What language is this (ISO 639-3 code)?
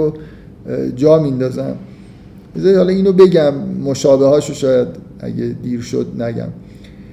fas